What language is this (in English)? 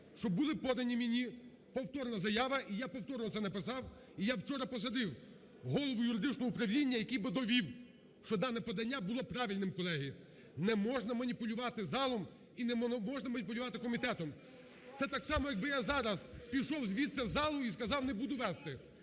Ukrainian